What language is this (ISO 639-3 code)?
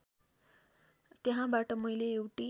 nep